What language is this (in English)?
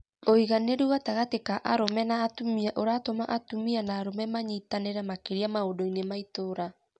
Kikuyu